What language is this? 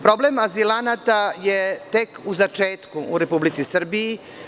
Serbian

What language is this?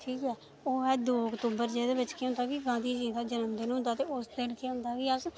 Dogri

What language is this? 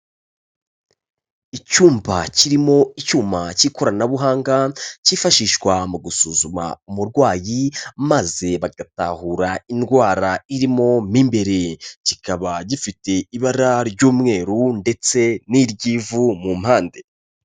Kinyarwanda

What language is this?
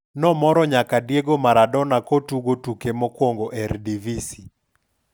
Luo (Kenya and Tanzania)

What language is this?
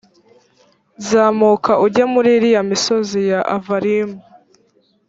Kinyarwanda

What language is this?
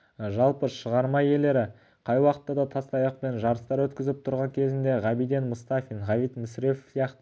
Kazakh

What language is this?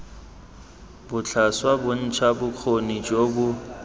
Tswana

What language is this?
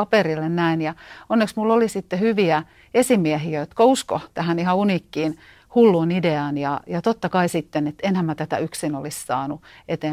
Finnish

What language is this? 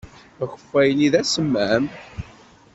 Kabyle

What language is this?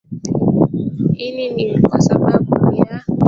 Swahili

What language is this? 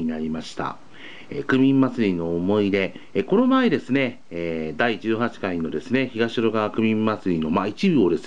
Japanese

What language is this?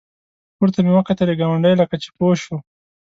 Pashto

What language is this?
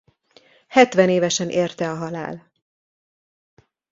Hungarian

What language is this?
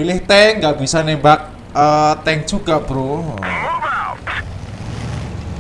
Indonesian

